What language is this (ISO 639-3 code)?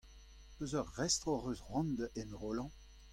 bre